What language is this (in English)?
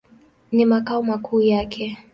Swahili